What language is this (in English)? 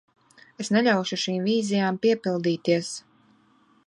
Latvian